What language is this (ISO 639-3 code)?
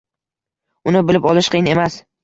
uzb